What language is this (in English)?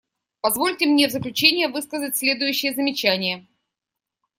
Russian